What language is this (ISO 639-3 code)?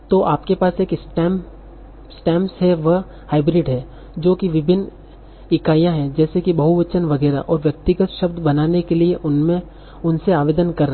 hin